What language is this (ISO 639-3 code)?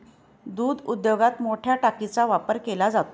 mar